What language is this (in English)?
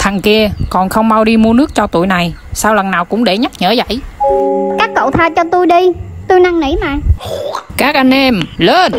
Vietnamese